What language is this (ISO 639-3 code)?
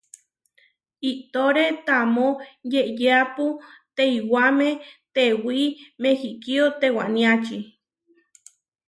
var